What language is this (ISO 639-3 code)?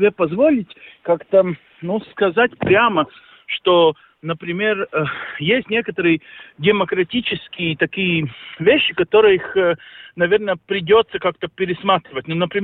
rus